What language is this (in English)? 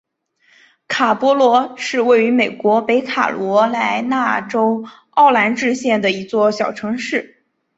Chinese